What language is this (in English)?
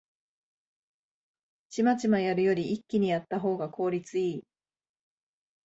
Japanese